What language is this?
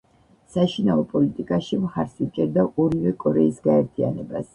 Georgian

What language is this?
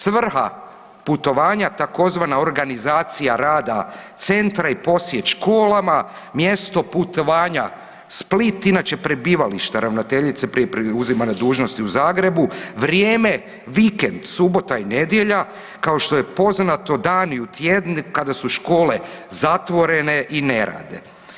Croatian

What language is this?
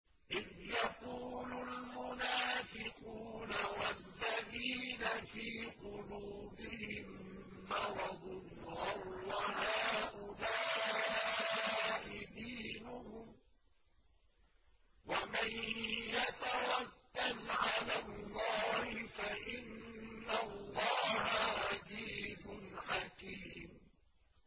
Arabic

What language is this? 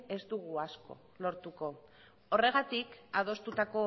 Basque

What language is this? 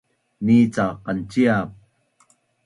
Bunun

